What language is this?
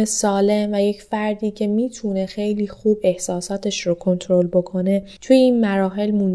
Persian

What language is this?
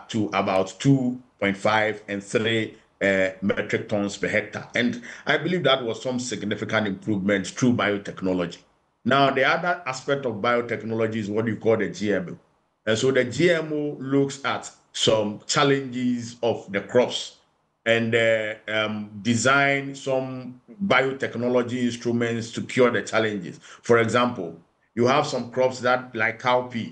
English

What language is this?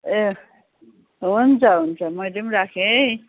Nepali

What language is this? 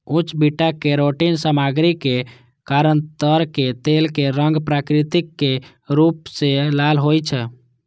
Maithili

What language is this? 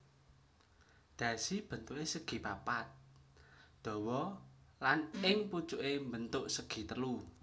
Javanese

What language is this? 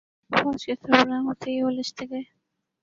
Urdu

